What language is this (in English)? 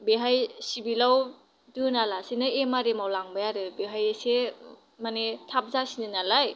Bodo